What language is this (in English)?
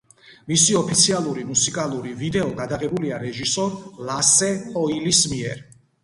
Georgian